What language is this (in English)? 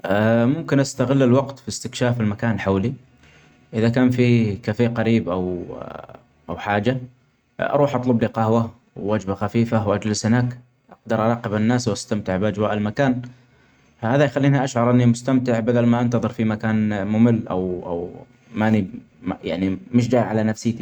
Omani Arabic